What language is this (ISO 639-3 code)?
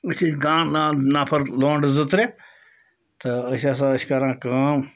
kas